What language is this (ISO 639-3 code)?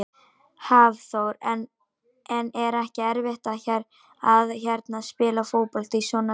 isl